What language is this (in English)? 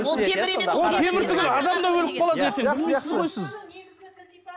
Kazakh